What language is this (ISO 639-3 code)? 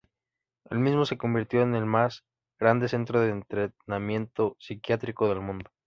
spa